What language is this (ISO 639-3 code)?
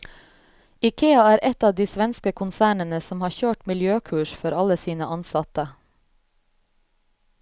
nor